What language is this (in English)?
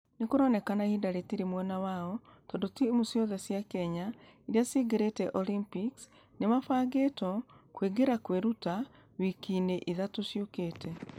Kikuyu